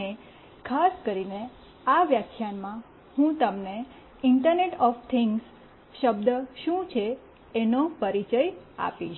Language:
Gujarati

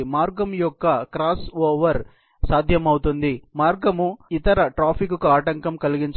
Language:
Telugu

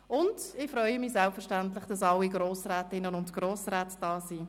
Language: Swiss German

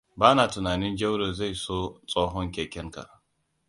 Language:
Hausa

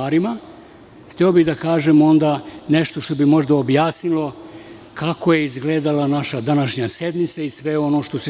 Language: Serbian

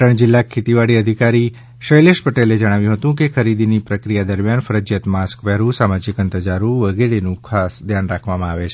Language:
Gujarati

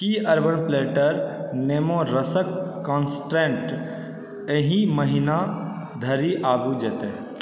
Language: Maithili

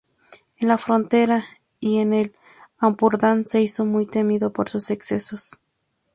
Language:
Spanish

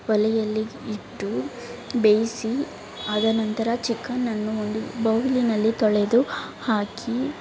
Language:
Kannada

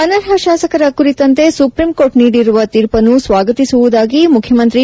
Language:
Kannada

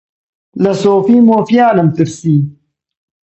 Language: Central Kurdish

